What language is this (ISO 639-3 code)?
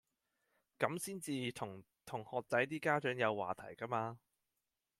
yue